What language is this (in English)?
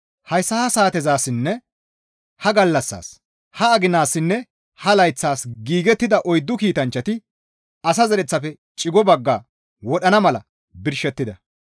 Gamo